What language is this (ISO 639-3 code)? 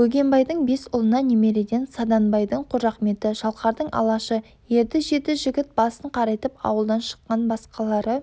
kaz